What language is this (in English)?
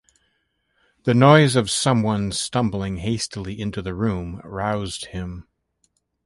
English